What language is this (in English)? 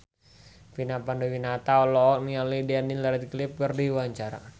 Sundanese